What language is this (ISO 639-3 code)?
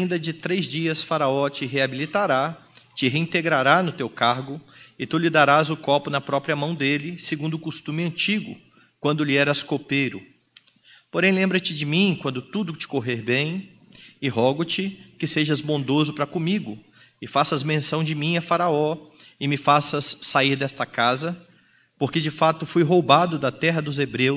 por